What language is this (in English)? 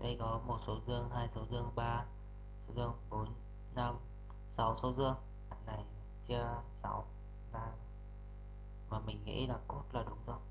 Vietnamese